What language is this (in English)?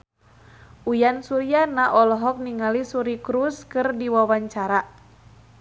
Sundanese